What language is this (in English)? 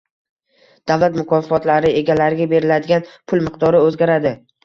Uzbek